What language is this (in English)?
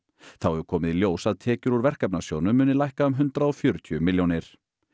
Icelandic